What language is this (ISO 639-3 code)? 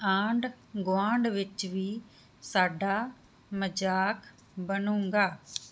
pan